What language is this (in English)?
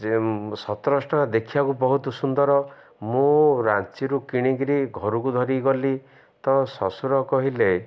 Odia